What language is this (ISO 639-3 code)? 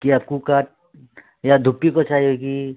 nep